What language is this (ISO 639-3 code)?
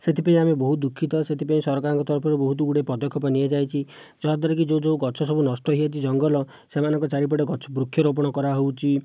ori